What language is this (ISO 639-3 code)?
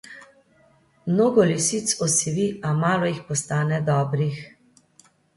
slv